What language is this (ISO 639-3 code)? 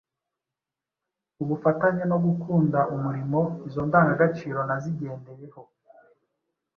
kin